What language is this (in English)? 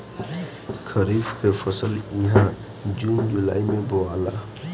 Bhojpuri